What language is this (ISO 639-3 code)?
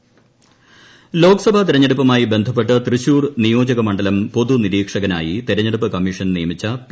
mal